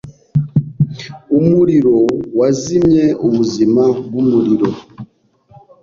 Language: Kinyarwanda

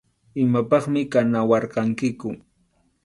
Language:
Arequipa-La Unión Quechua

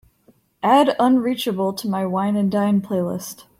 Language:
English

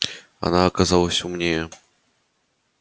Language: Russian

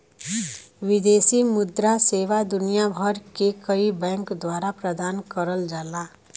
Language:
Bhojpuri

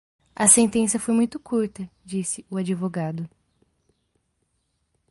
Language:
Portuguese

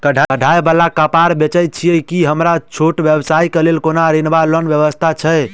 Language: Maithili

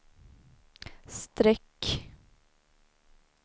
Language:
Swedish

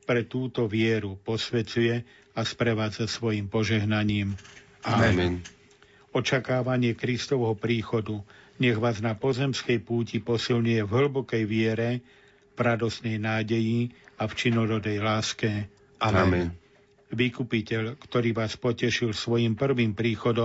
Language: Slovak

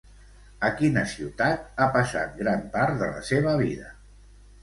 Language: Catalan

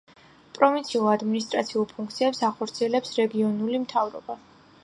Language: Georgian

